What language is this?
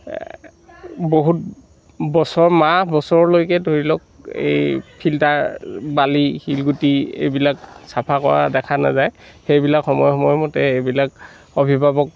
Assamese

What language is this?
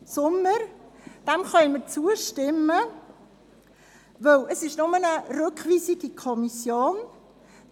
Swiss German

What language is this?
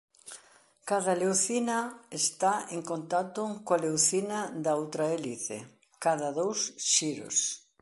Galician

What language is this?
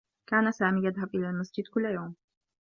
Arabic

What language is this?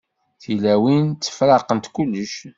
Kabyle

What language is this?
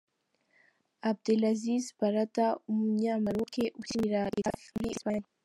Kinyarwanda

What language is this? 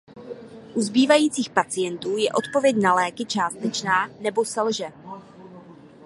Czech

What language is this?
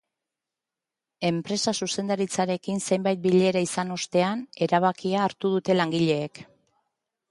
Basque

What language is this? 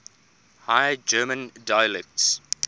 English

